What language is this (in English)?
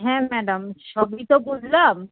Bangla